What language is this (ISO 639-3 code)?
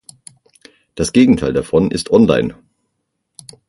deu